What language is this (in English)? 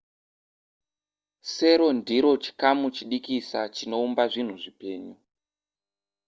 Shona